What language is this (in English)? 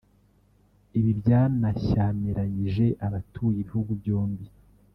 Kinyarwanda